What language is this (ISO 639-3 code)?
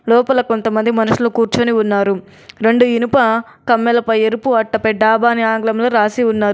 tel